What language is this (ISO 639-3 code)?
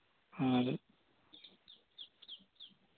sat